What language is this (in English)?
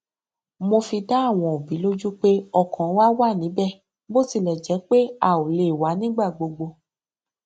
Yoruba